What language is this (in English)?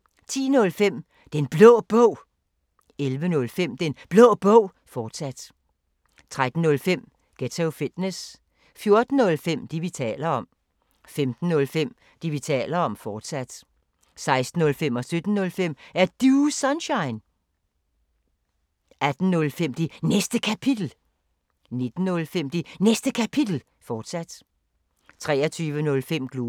Danish